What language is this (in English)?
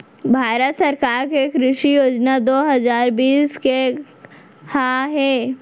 Chhattisgarhi